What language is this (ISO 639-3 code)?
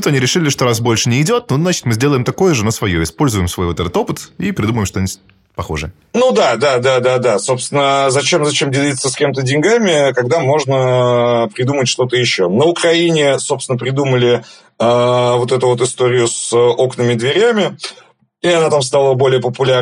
rus